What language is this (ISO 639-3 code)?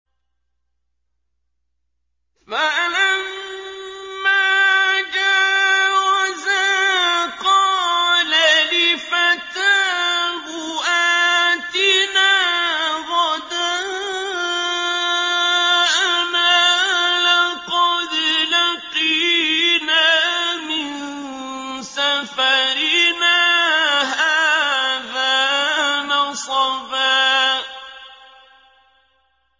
ara